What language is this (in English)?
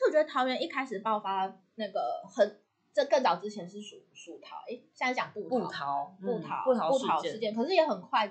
Chinese